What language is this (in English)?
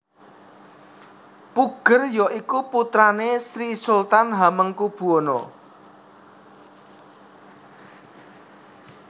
Javanese